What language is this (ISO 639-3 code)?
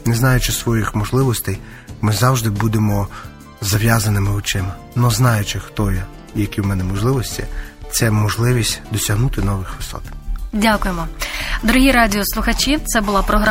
ukr